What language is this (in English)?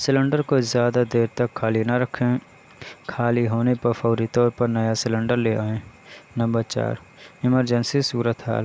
Urdu